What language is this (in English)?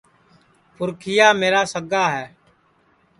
Sansi